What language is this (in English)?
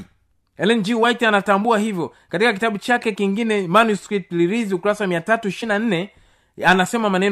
Swahili